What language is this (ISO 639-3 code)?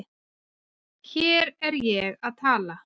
isl